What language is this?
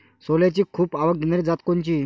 Marathi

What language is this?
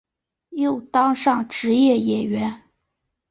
Chinese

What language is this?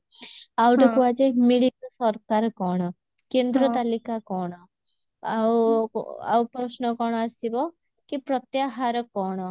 Odia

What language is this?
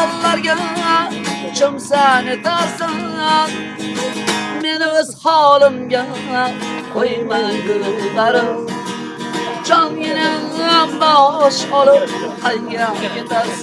Turkish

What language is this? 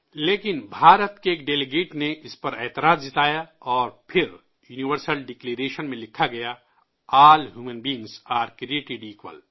Urdu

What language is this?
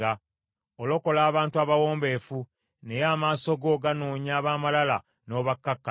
Ganda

